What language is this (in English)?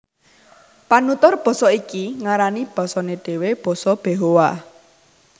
Javanese